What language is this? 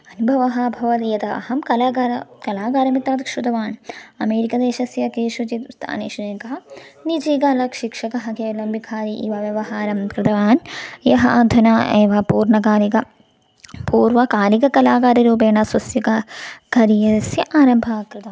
Sanskrit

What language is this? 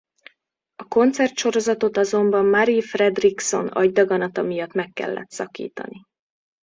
Hungarian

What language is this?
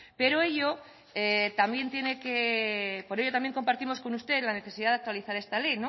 Spanish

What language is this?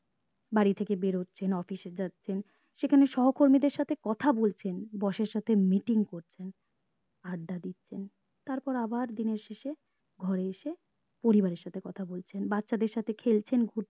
Bangla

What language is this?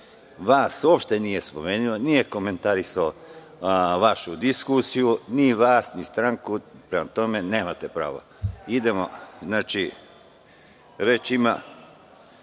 Serbian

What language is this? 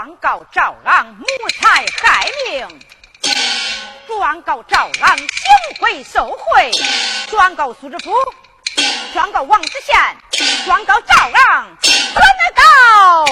Chinese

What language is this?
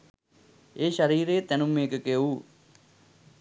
Sinhala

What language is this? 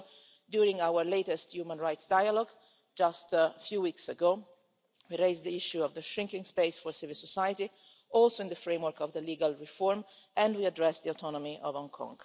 English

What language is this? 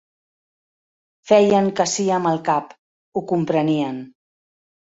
Catalan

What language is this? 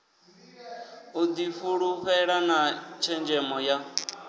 Venda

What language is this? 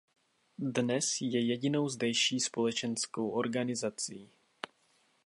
Czech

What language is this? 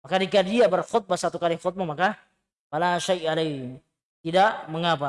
Indonesian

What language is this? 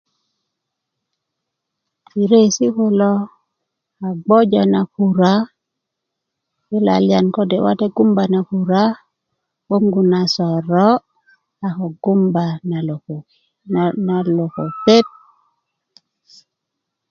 Kuku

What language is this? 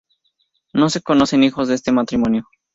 Spanish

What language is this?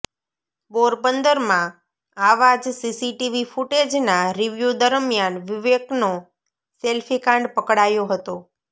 Gujarati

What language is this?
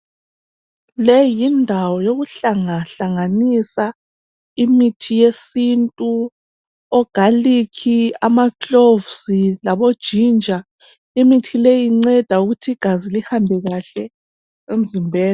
North Ndebele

